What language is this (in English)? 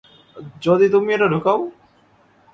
Bangla